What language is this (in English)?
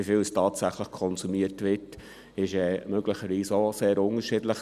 Swiss German